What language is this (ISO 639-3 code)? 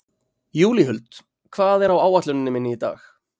isl